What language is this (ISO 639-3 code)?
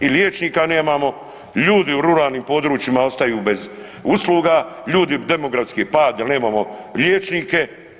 hrv